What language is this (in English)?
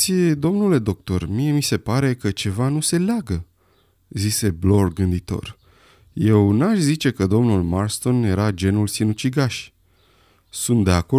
Romanian